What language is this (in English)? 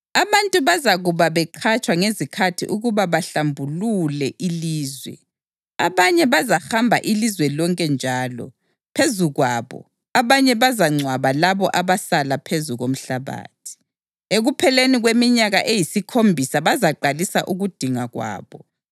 North Ndebele